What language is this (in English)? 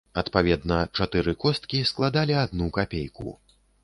Belarusian